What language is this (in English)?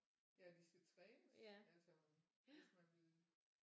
Danish